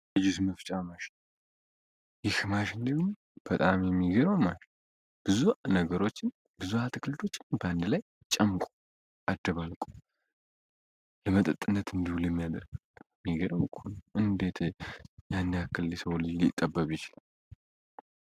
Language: Amharic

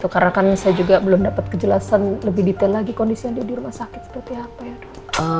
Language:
Indonesian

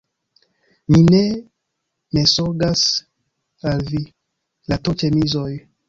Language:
Esperanto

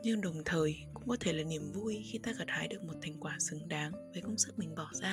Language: Vietnamese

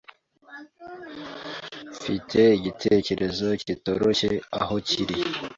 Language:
Kinyarwanda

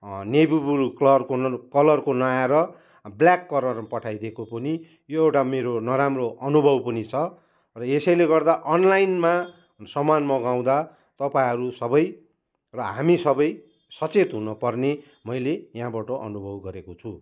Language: Nepali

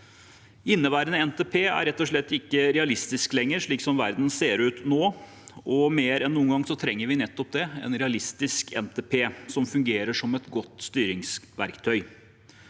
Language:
Norwegian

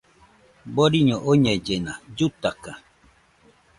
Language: Nüpode Huitoto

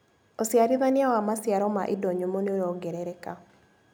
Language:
Kikuyu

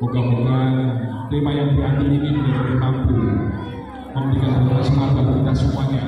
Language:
Indonesian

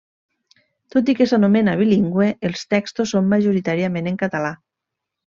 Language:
Catalan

